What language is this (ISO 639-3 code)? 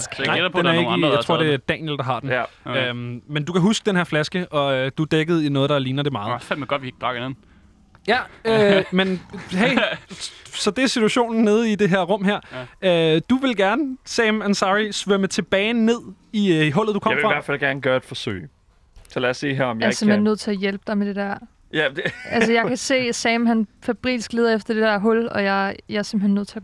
dan